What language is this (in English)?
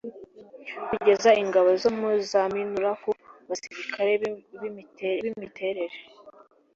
Kinyarwanda